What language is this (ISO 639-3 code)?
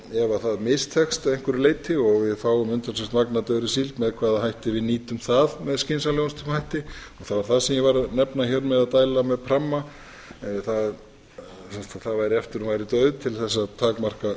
isl